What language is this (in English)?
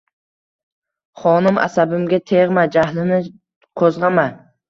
Uzbek